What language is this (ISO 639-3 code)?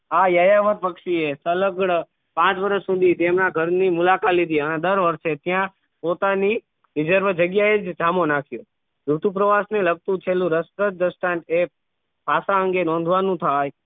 guj